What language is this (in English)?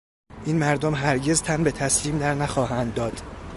Persian